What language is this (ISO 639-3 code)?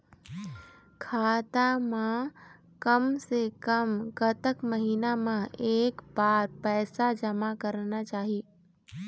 hne